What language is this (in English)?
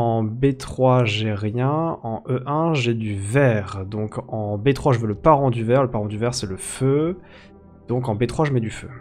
French